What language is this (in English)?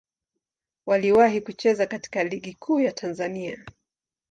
Swahili